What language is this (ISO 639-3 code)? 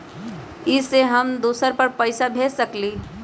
mag